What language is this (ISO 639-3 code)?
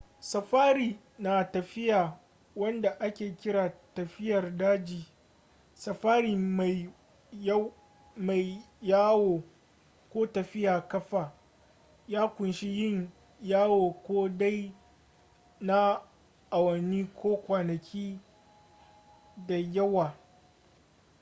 hau